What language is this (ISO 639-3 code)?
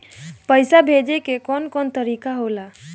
bho